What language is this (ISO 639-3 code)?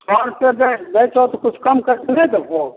mai